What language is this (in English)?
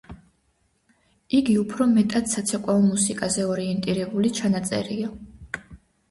Georgian